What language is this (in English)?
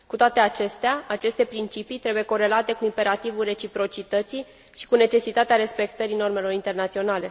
Romanian